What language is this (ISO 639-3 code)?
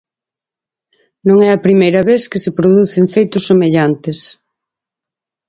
glg